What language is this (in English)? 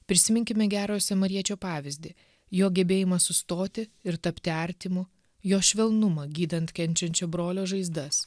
Lithuanian